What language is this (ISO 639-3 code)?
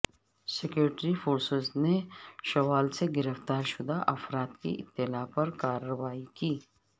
urd